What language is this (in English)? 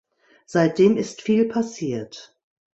German